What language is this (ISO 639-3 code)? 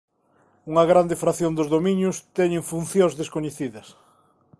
glg